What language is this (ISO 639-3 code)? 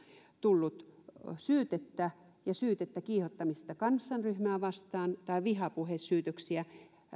fin